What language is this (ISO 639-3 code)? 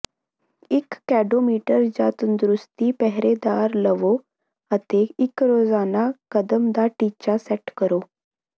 pan